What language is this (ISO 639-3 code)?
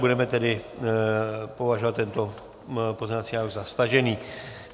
ces